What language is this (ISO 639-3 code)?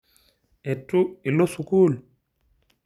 mas